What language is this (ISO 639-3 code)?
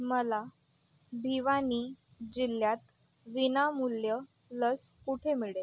mar